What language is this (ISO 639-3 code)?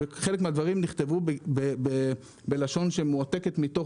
heb